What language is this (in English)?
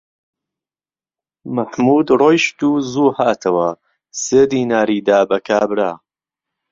Central Kurdish